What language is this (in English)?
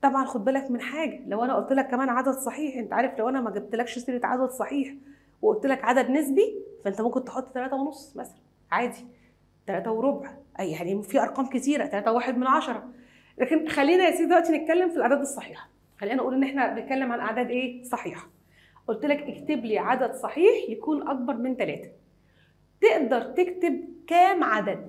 Arabic